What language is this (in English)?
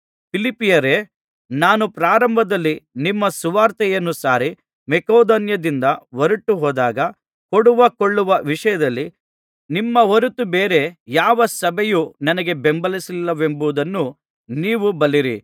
Kannada